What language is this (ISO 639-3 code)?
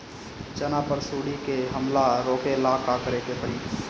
bho